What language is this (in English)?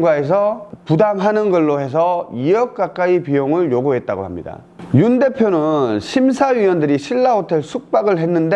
Korean